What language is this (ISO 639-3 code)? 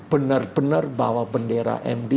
ind